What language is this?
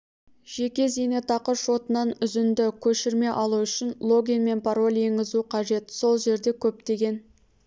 Kazakh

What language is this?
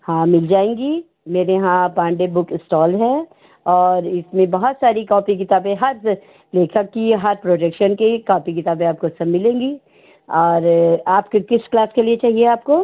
Hindi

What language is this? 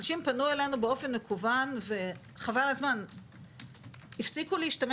Hebrew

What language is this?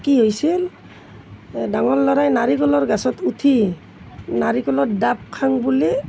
Assamese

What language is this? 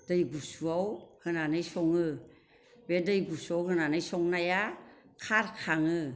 Bodo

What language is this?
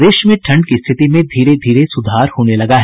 Hindi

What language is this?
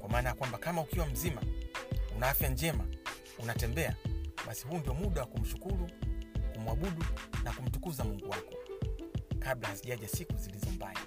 Swahili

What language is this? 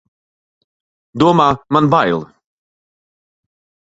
Latvian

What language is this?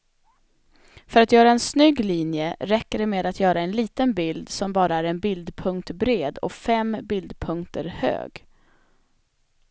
Swedish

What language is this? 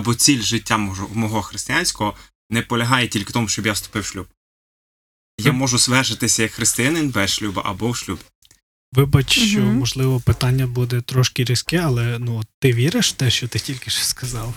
Ukrainian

